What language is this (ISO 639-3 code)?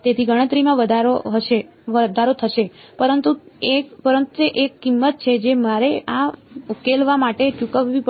guj